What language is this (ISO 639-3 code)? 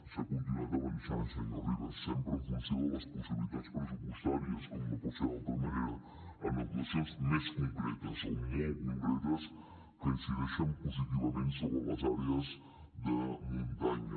cat